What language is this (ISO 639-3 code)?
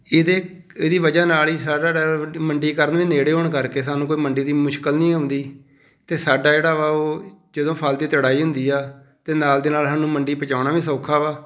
pan